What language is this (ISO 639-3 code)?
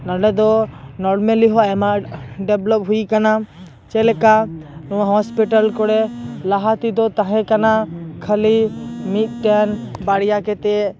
sat